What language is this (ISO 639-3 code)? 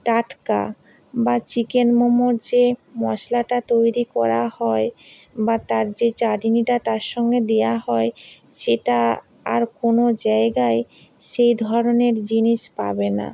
ben